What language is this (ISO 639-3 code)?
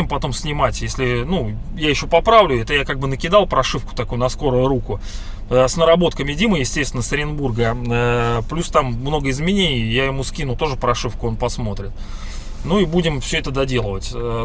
rus